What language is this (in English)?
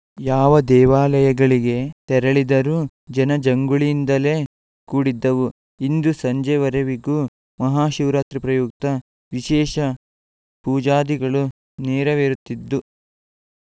Kannada